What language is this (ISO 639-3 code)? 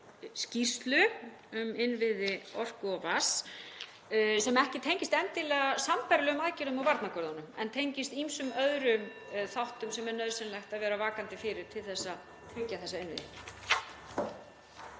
isl